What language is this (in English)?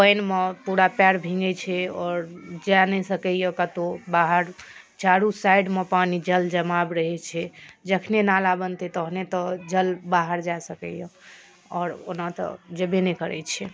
Maithili